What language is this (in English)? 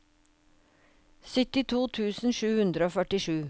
Norwegian